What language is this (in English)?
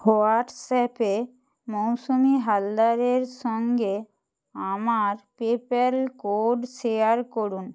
Bangla